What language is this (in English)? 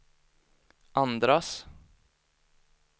Swedish